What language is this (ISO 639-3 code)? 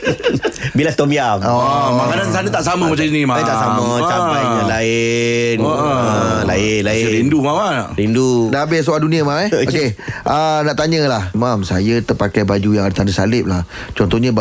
msa